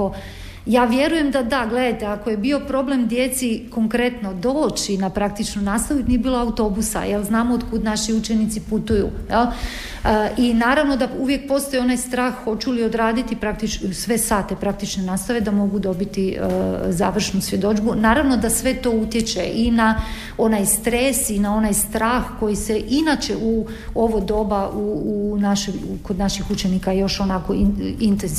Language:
Croatian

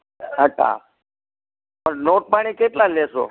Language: Gujarati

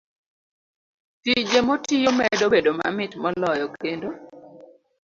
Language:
Luo (Kenya and Tanzania)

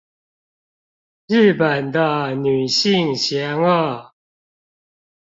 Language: Chinese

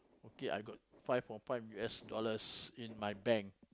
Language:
English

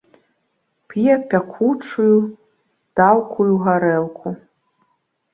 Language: Belarusian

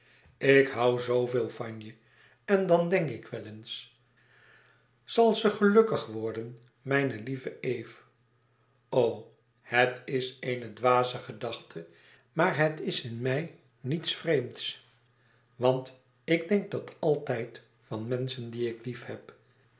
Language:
Dutch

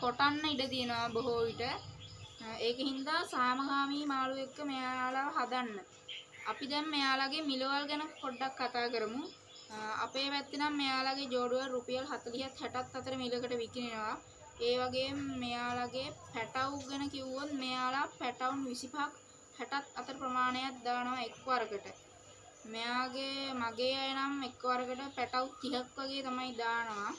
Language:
Indonesian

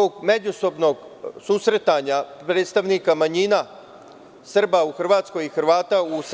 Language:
Serbian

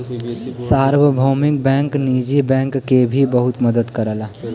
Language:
Bhojpuri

